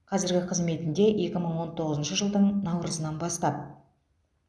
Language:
Kazakh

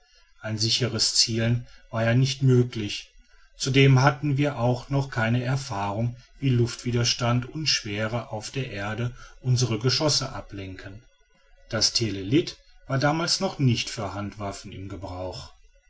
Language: German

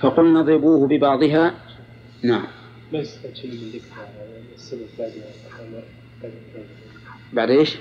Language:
Arabic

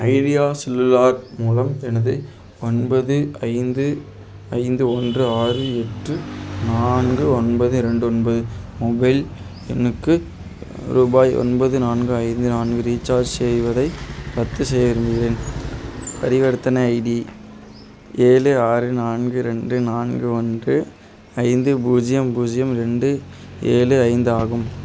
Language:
Tamil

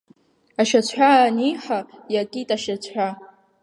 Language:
Abkhazian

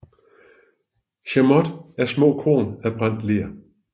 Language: Danish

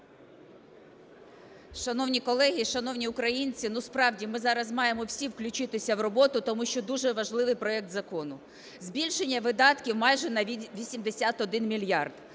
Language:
Ukrainian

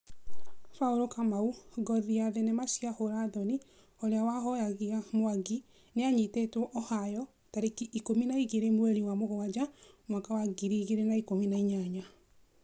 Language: Kikuyu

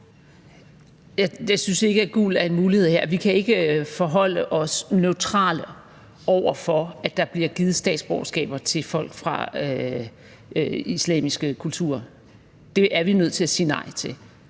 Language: Danish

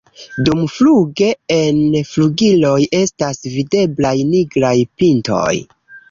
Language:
Esperanto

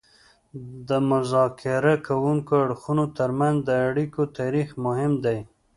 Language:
Pashto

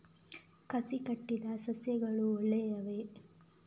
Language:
Kannada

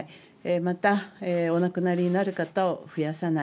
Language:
Japanese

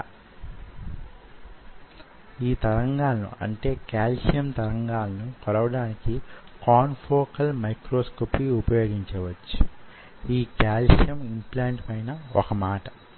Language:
Telugu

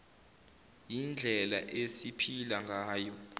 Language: Zulu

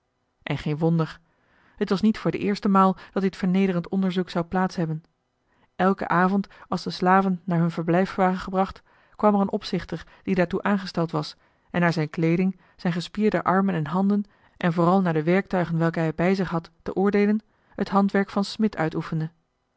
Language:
Dutch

